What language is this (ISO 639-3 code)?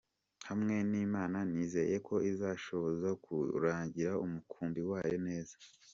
kin